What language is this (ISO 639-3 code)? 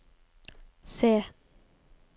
nor